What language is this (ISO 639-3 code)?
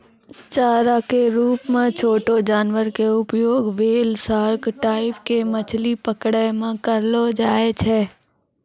mai